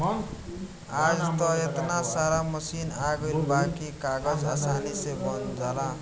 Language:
Bhojpuri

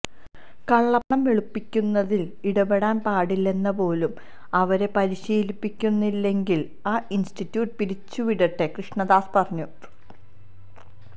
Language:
Malayalam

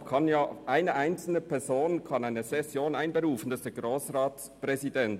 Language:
Swiss German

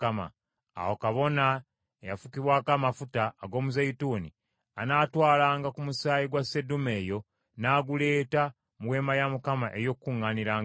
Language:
Ganda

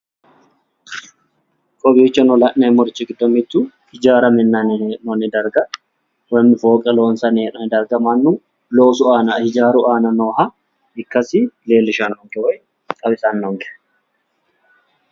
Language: Sidamo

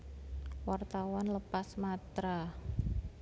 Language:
Javanese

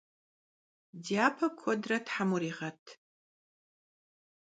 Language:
Kabardian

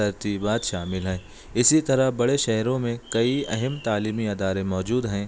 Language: Urdu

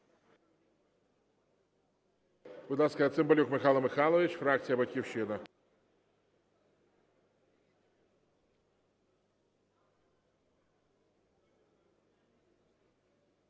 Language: Ukrainian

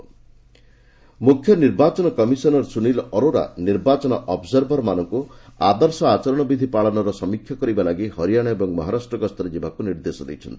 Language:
Odia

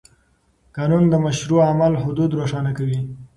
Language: Pashto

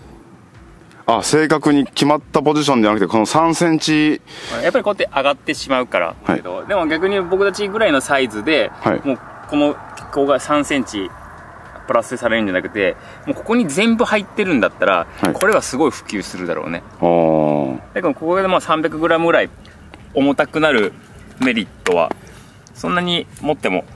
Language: Japanese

